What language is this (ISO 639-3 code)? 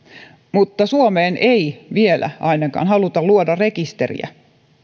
fin